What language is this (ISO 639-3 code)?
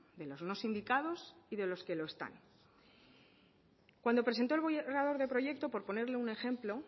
spa